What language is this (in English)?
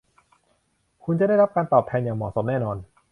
Thai